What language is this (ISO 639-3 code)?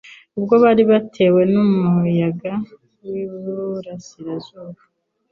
kin